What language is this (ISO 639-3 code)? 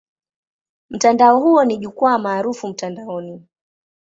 swa